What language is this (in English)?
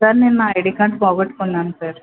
Telugu